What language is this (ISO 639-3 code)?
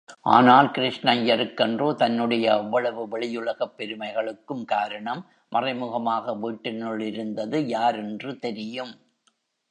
tam